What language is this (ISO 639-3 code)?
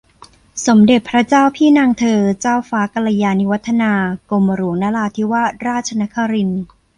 tha